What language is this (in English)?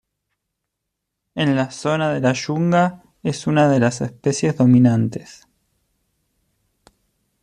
Spanish